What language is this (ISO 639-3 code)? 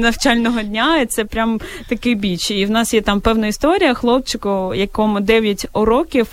ukr